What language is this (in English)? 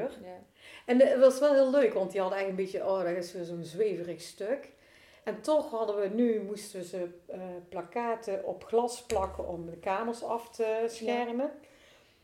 Dutch